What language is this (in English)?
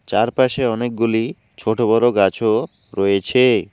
Bangla